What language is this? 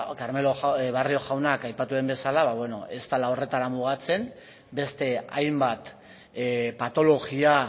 Basque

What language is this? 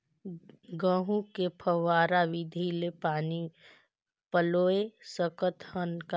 Chhattisgarhi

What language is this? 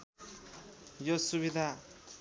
Nepali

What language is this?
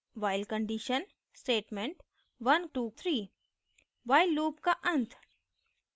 Hindi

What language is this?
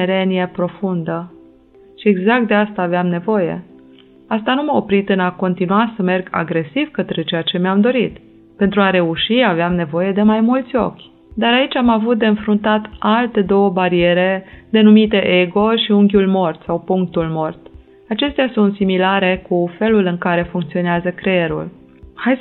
Romanian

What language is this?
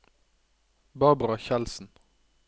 Norwegian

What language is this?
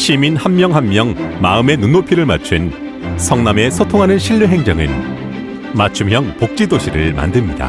Korean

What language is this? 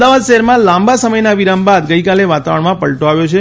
Gujarati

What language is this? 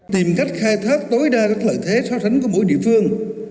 Vietnamese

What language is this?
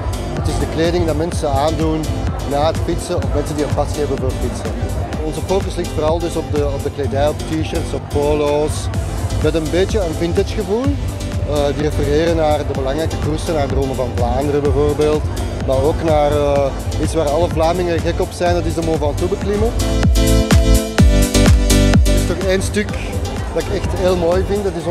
Dutch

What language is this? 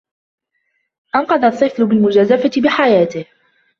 Arabic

